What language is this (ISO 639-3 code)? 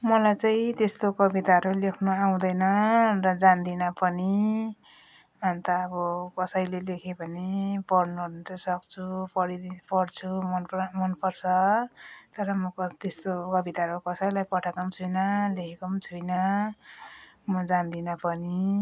nep